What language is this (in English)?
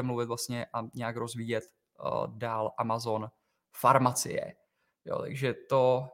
Czech